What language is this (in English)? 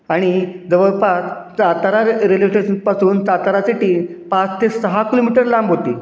Marathi